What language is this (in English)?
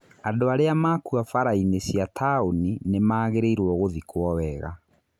Kikuyu